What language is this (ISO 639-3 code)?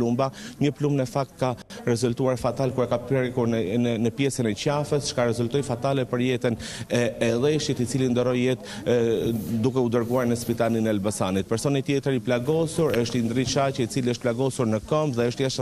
ron